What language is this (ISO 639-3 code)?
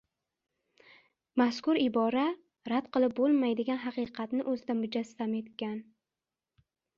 uzb